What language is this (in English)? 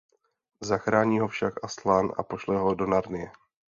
Czech